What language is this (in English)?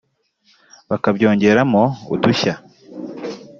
Kinyarwanda